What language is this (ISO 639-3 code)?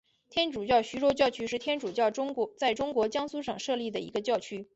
zho